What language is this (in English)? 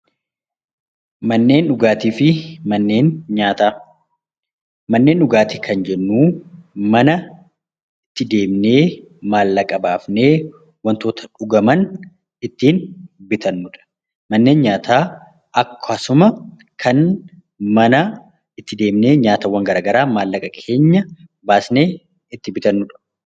Oromo